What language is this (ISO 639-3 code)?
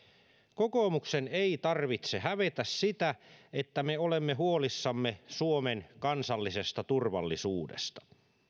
fin